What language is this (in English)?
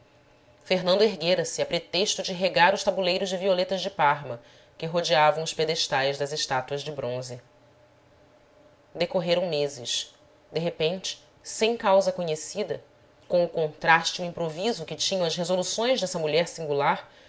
Portuguese